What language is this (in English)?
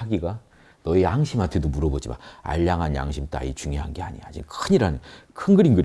Korean